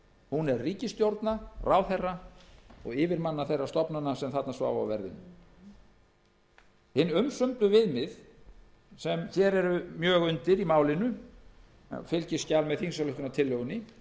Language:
Icelandic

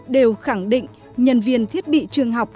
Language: Vietnamese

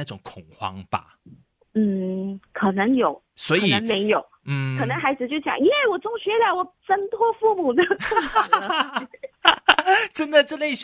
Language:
Chinese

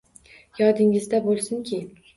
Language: Uzbek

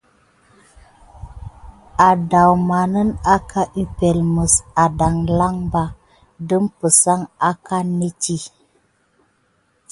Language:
Gidar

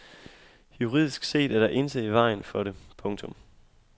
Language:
Danish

